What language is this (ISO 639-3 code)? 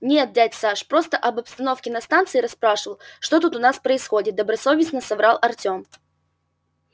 rus